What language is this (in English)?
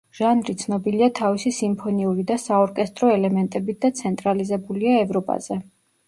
Georgian